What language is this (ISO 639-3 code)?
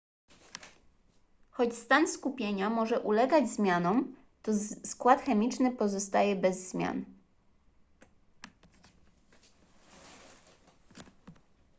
pol